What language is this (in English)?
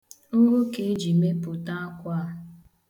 Igbo